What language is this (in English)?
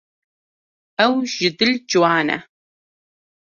Kurdish